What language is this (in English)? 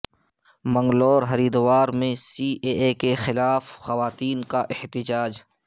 Urdu